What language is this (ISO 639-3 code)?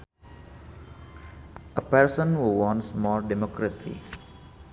sun